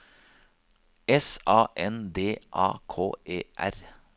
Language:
Norwegian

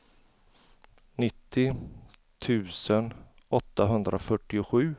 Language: Swedish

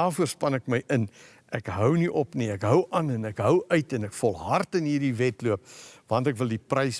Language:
Dutch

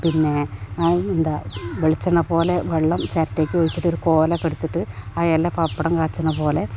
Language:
Malayalam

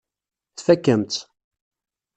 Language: Kabyle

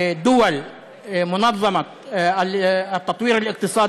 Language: Hebrew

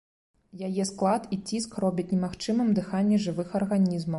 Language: Belarusian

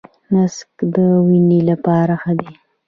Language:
Pashto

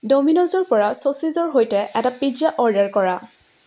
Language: Assamese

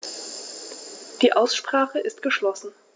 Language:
German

